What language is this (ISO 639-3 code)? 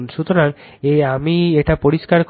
ben